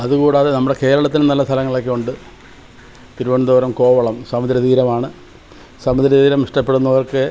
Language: Malayalam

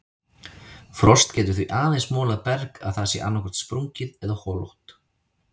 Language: Icelandic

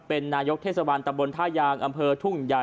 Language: Thai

